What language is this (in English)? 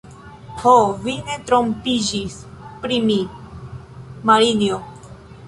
Esperanto